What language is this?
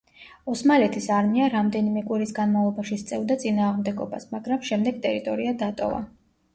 Georgian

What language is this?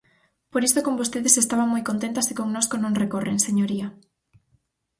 Galician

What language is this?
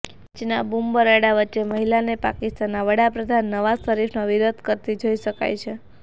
Gujarati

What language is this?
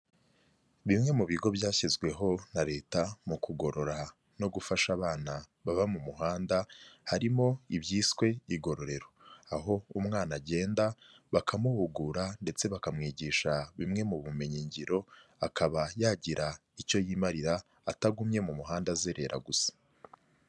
Kinyarwanda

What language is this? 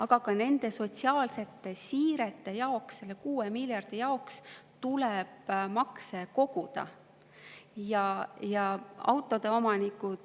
Estonian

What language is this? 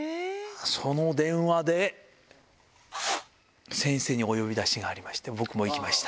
Japanese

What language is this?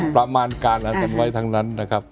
Thai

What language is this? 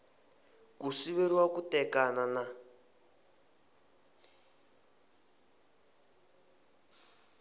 Tsonga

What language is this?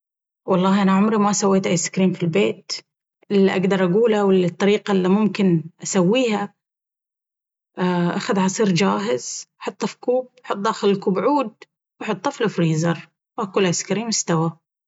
Baharna Arabic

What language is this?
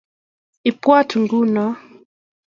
Kalenjin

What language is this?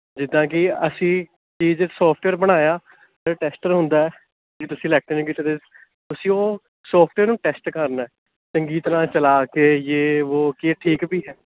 Punjabi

